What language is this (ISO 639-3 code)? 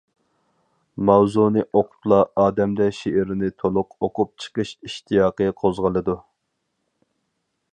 uig